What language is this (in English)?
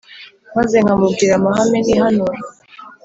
Kinyarwanda